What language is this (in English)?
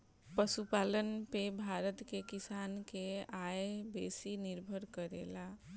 Bhojpuri